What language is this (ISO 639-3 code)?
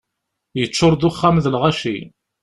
kab